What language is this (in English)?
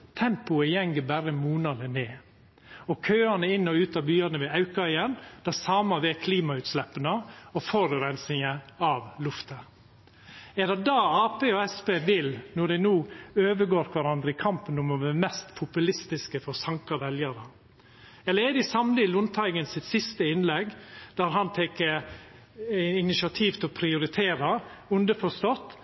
Norwegian Nynorsk